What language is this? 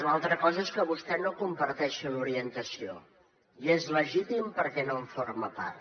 Catalan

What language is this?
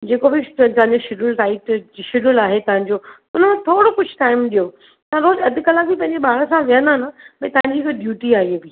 Sindhi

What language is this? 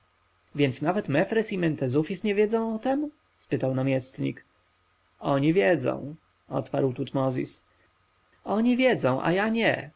Polish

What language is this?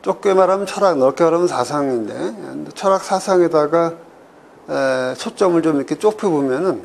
Korean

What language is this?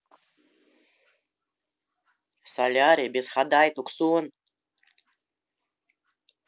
Russian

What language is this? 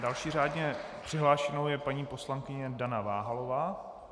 Czech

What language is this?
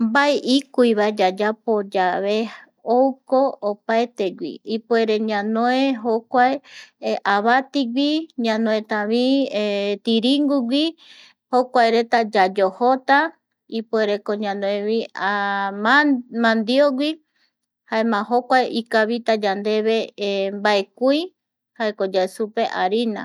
Eastern Bolivian Guaraní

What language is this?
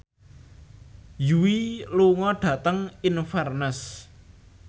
Javanese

